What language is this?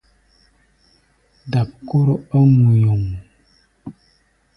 Gbaya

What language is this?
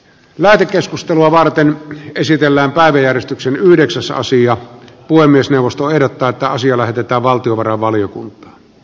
Finnish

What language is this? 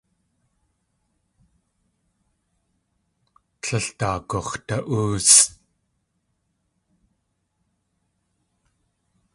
Tlingit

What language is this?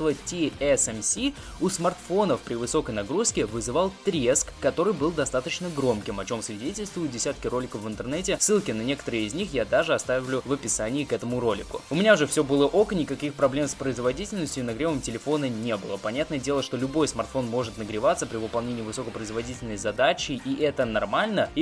Russian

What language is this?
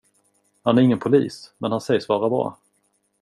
Swedish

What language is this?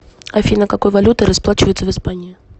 Russian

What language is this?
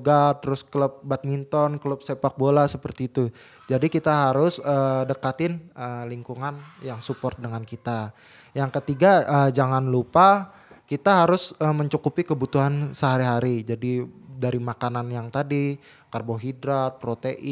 Indonesian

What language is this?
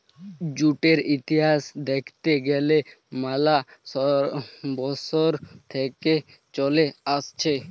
Bangla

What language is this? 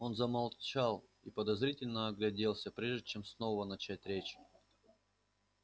Russian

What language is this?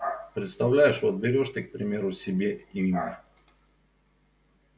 Russian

